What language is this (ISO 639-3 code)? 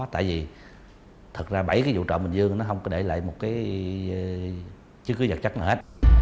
vie